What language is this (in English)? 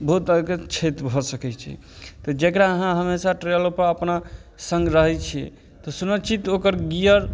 Maithili